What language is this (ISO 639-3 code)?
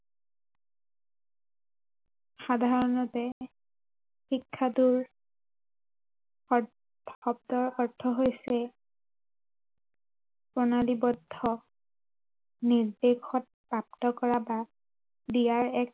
asm